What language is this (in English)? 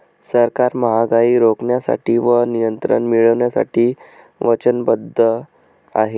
Marathi